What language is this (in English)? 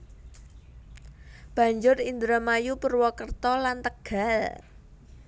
Javanese